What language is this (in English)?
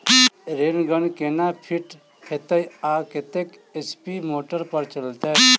Maithili